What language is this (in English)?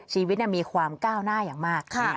Thai